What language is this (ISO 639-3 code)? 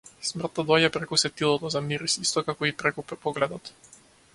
mkd